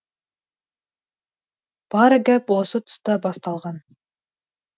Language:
Kazakh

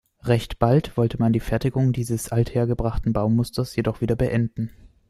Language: German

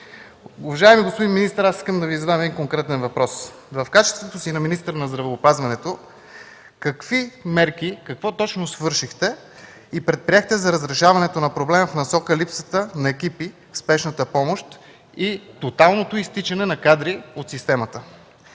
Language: Bulgarian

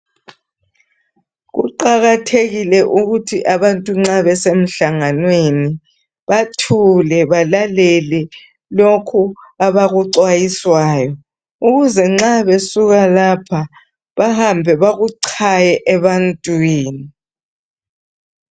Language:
North Ndebele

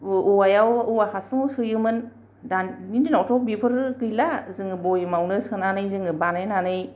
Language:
Bodo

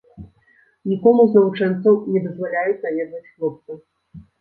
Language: Belarusian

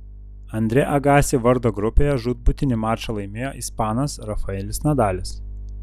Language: Lithuanian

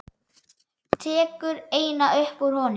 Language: Icelandic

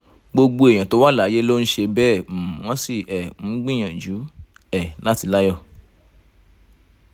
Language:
Yoruba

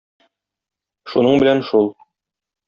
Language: Tatar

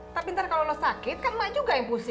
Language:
Indonesian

